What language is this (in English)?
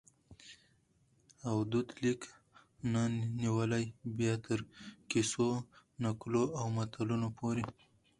Pashto